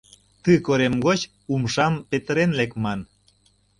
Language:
Mari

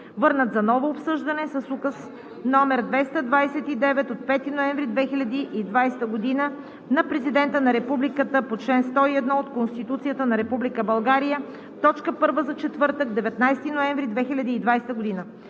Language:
Bulgarian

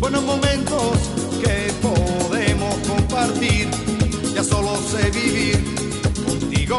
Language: Czech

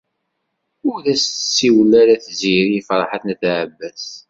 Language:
Kabyle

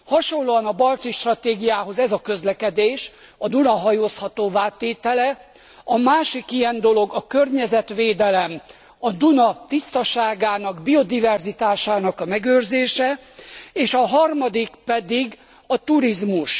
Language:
Hungarian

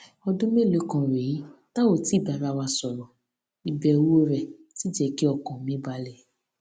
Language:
Yoruba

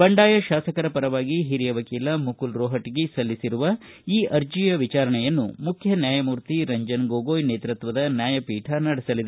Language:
Kannada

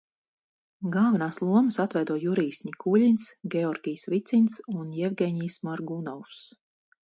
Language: Latvian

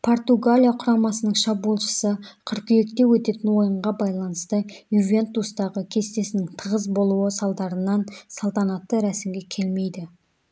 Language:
Kazakh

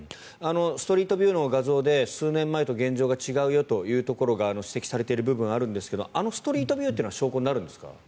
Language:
Japanese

